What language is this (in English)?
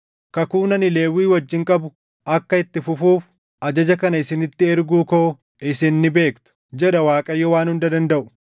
Oromo